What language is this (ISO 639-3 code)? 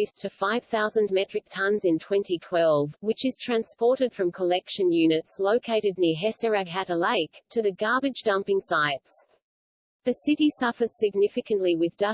eng